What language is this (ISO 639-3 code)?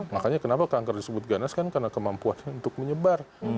ind